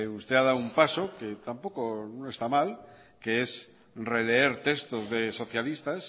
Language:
Spanish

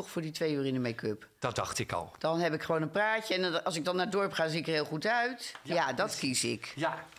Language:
Dutch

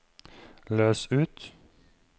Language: Norwegian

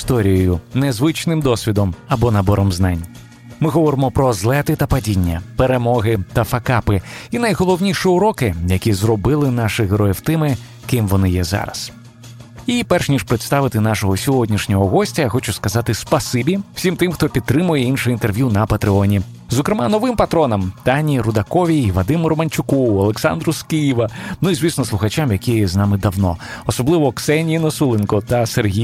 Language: Ukrainian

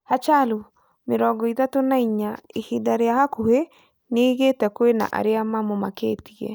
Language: Kikuyu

